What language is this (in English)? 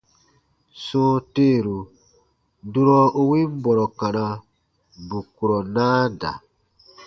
Baatonum